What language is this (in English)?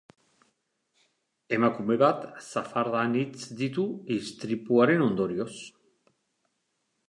Basque